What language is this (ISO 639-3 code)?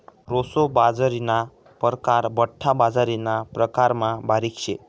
mar